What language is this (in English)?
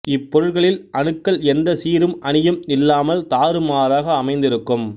Tamil